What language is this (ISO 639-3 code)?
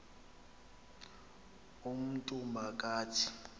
xho